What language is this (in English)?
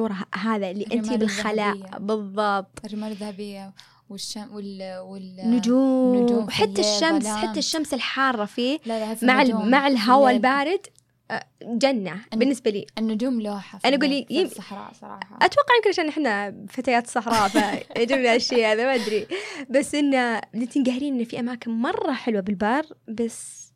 Arabic